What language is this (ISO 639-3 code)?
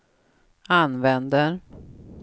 swe